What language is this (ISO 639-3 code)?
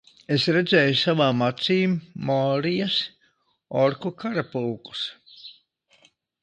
lav